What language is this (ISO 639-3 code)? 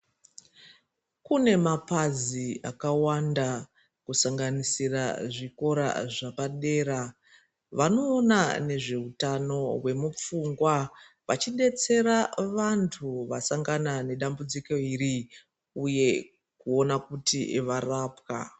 ndc